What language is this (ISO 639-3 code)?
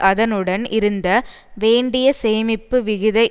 tam